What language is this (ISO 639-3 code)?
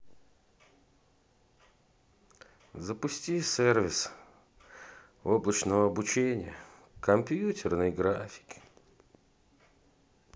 rus